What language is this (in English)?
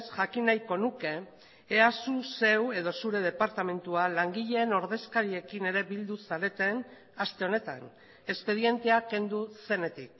Basque